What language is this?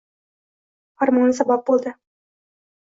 Uzbek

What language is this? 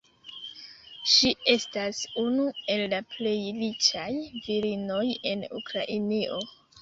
Esperanto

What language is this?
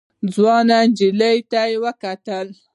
Pashto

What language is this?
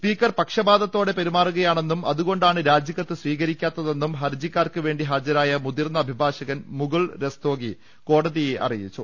Malayalam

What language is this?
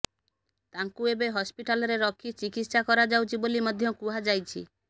Odia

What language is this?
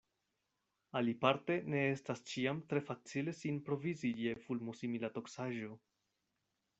Esperanto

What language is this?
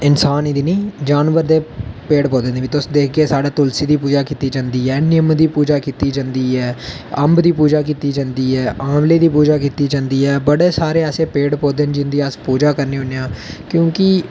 Dogri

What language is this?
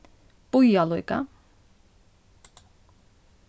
Faroese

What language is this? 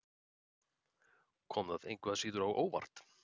Icelandic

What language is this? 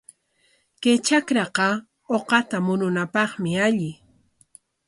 Corongo Ancash Quechua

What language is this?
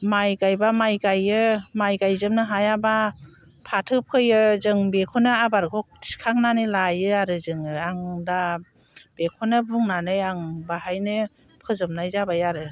Bodo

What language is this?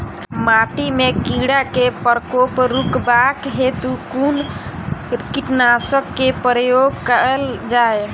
Maithili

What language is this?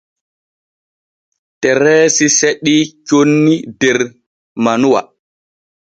Borgu Fulfulde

